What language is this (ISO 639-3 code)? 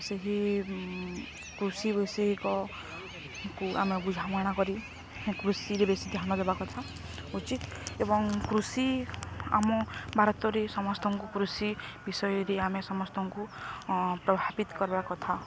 ori